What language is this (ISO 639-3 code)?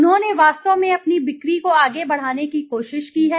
hin